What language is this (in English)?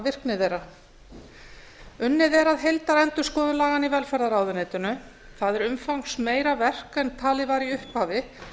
Icelandic